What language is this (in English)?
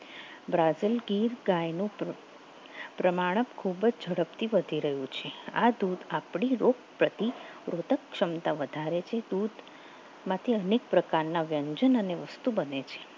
Gujarati